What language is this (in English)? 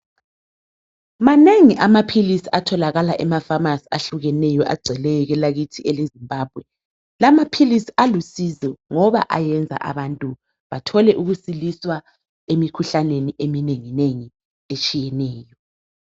North Ndebele